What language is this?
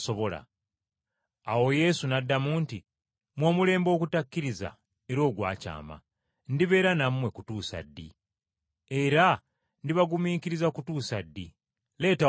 Ganda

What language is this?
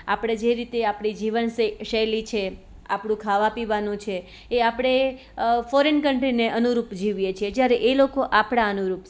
Gujarati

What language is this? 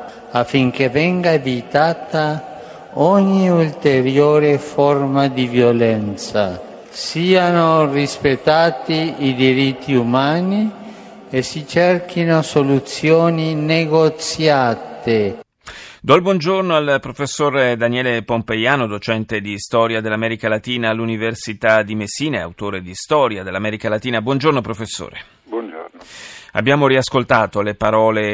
Italian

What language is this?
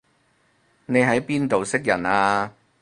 Cantonese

